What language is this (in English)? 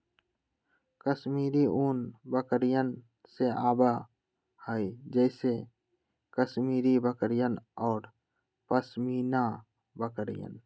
Magahi